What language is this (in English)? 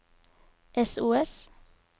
Norwegian